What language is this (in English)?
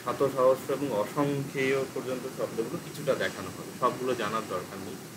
Bangla